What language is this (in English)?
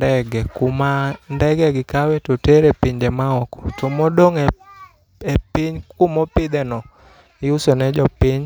Luo (Kenya and Tanzania)